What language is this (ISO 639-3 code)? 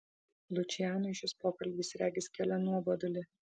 lit